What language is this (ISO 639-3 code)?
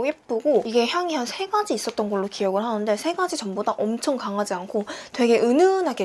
kor